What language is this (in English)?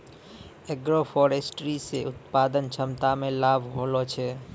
Maithili